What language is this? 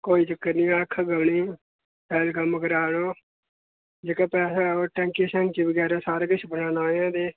Dogri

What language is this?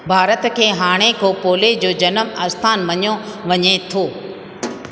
Sindhi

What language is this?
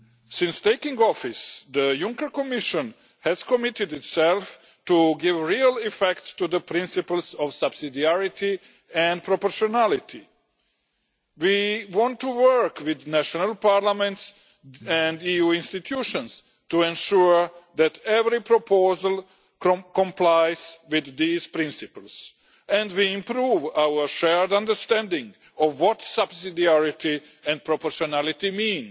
English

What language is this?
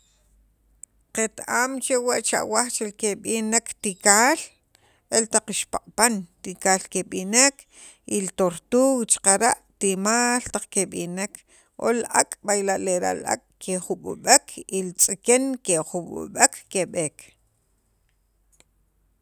Sacapulteco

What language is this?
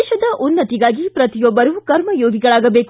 Kannada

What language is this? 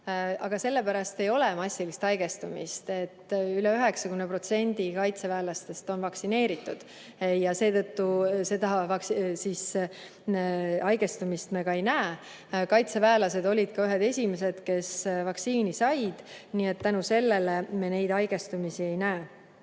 Estonian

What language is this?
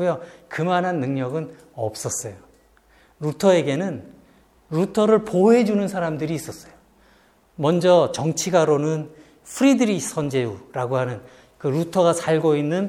Korean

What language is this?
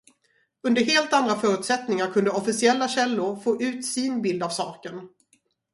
Swedish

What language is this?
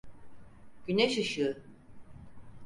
Turkish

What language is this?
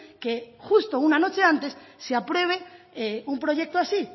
Spanish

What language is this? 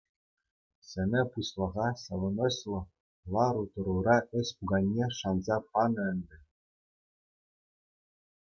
Chuvash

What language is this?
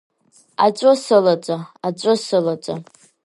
Abkhazian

